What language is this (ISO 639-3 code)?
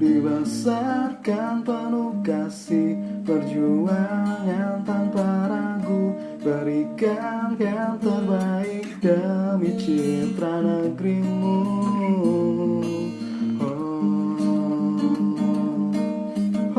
ind